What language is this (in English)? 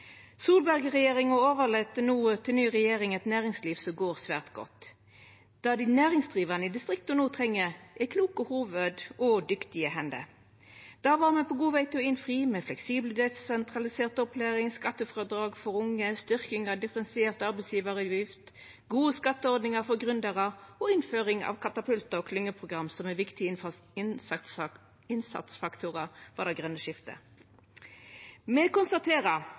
Norwegian Nynorsk